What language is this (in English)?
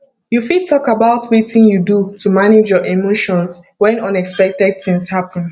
Nigerian Pidgin